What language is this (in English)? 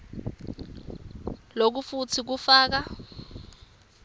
Swati